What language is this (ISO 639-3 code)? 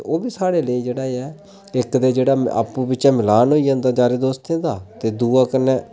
doi